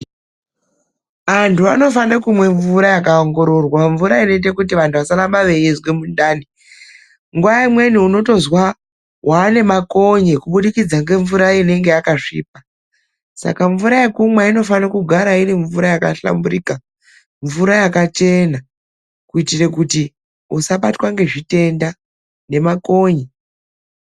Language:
Ndau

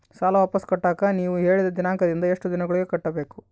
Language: Kannada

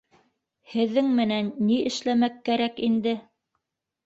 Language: Bashkir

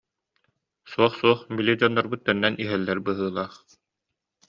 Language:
Yakut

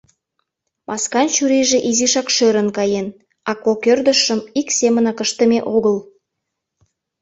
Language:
Mari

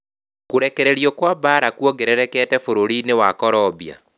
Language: Kikuyu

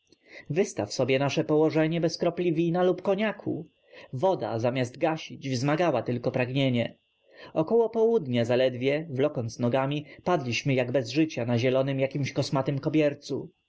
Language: Polish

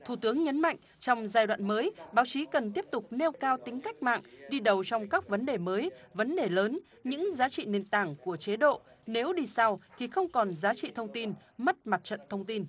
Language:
Vietnamese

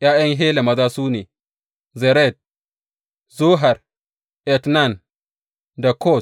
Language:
Hausa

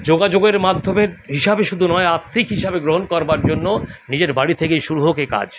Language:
Bangla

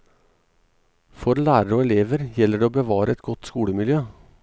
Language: Norwegian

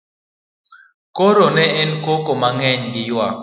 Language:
Luo (Kenya and Tanzania)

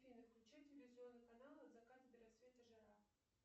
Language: Russian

